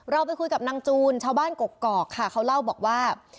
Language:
Thai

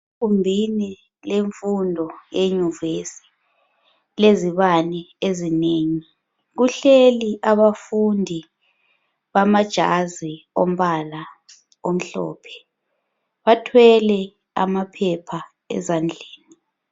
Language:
North Ndebele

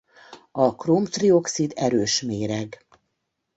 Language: Hungarian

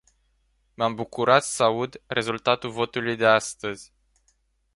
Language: Romanian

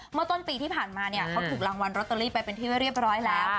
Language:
Thai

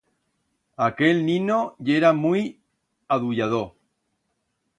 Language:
Aragonese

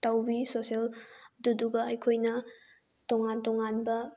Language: Manipuri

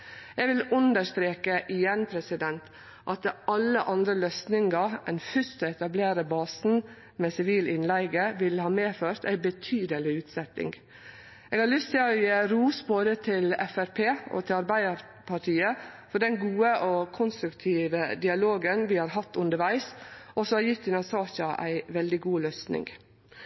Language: Norwegian Nynorsk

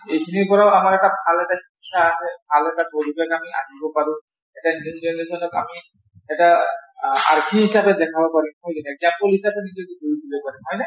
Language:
Assamese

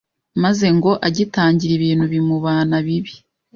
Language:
Kinyarwanda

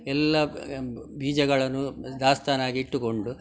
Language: Kannada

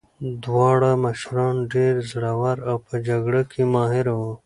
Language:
Pashto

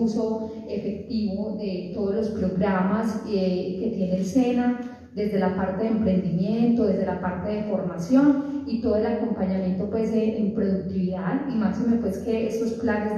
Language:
Spanish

